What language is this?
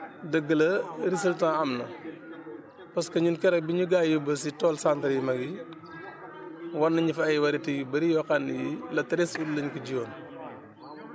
Wolof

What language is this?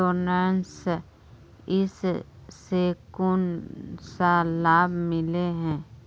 Magahi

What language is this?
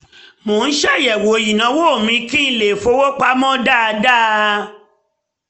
Yoruba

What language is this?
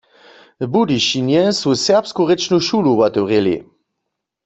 Upper Sorbian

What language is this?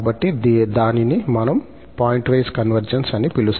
Telugu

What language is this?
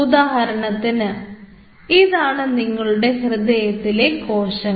Malayalam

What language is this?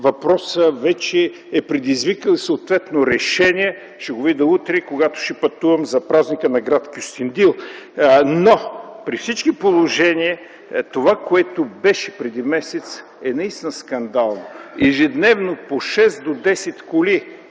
Bulgarian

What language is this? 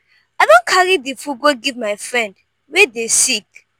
Nigerian Pidgin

